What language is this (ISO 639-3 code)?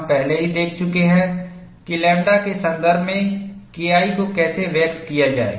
hin